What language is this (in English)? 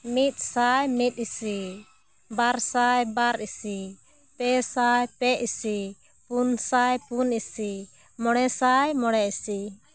Santali